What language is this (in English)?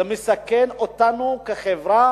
Hebrew